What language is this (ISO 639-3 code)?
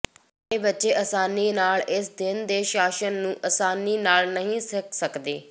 pan